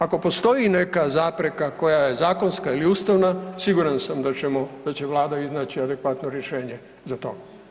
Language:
Croatian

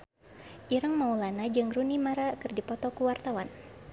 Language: Sundanese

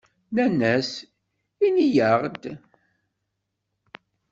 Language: Kabyle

